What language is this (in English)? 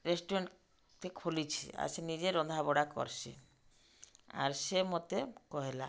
Odia